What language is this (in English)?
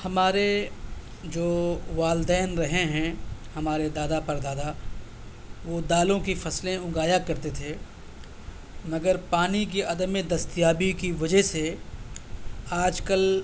Urdu